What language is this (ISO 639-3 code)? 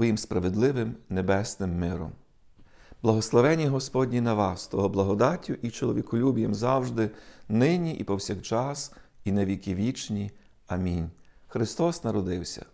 ukr